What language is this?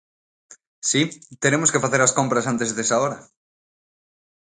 Galician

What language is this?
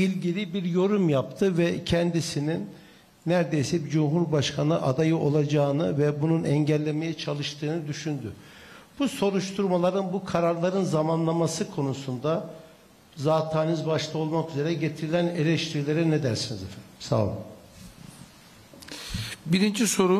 Turkish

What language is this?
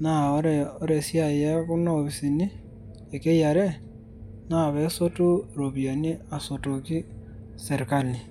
Masai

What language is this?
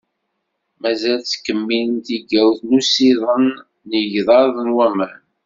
Kabyle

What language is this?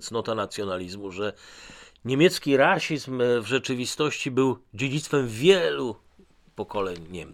Polish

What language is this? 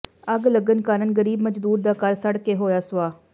Punjabi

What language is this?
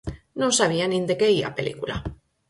Galician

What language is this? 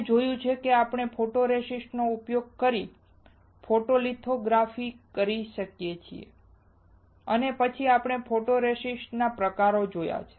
Gujarati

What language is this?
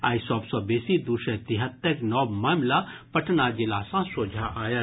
Maithili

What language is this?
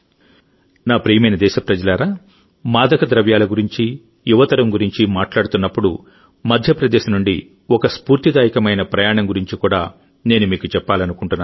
Telugu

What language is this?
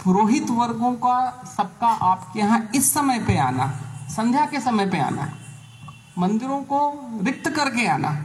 Hindi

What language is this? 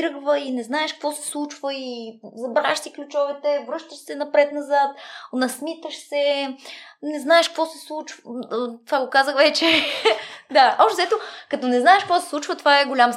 Bulgarian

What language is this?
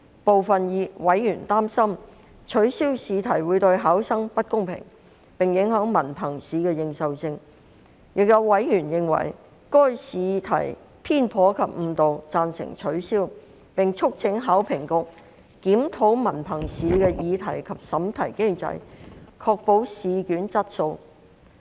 Cantonese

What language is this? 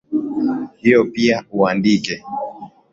Swahili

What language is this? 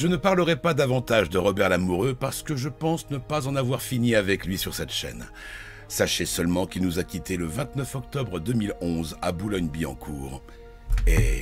French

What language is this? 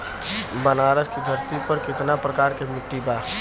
Bhojpuri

